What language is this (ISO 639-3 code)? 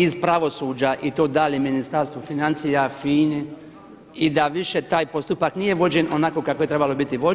hrv